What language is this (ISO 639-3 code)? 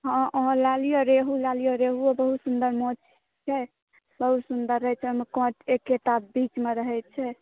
mai